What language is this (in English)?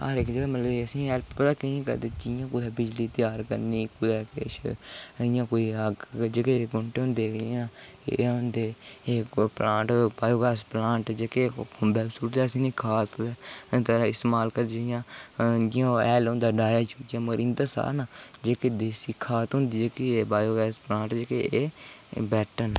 Dogri